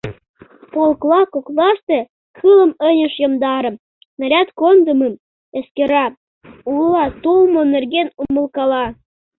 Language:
Mari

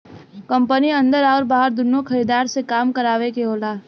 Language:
Bhojpuri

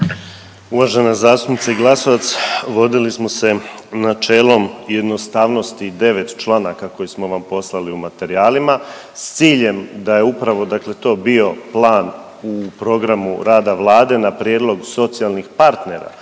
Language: Croatian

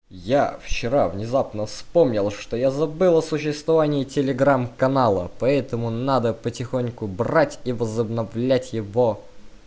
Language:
Russian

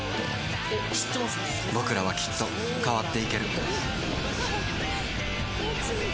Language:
Japanese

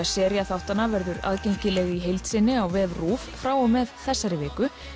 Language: Icelandic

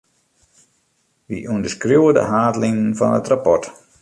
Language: Western Frisian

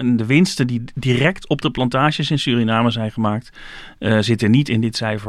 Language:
Dutch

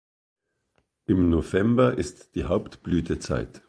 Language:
German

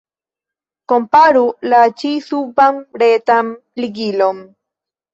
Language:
Esperanto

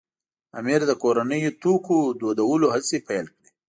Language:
Pashto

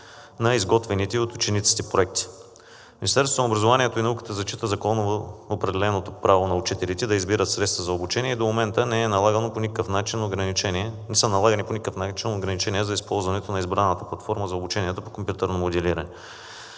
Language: Bulgarian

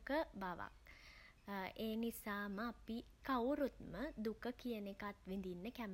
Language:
Sinhala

